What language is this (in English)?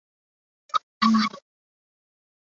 Chinese